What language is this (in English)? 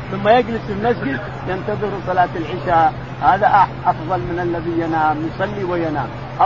Arabic